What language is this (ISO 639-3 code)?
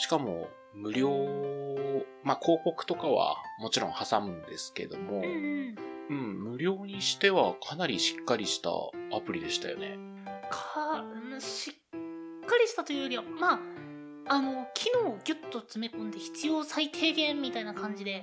jpn